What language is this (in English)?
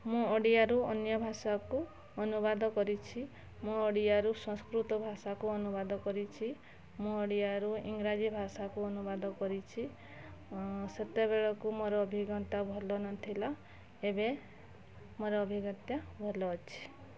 Odia